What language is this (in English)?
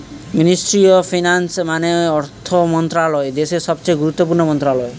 Bangla